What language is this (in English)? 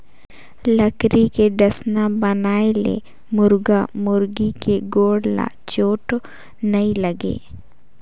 Chhattisgarhi